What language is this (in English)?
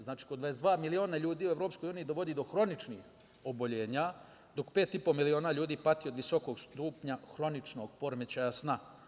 Serbian